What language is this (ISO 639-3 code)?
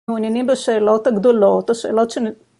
heb